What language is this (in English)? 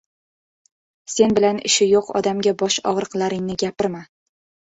Uzbek